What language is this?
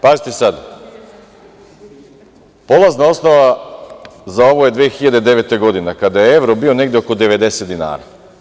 Serbian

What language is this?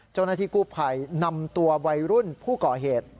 Thai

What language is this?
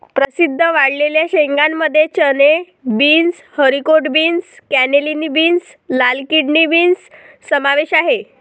Marathi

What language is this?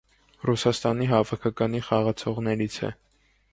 Armenian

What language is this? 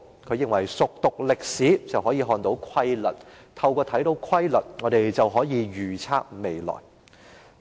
Cantonese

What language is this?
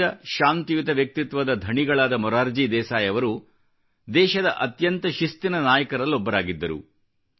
Kannada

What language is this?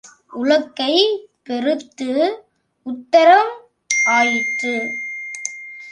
Tamil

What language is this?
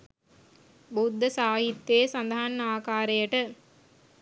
Sinhala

